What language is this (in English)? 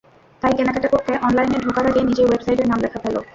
Bangla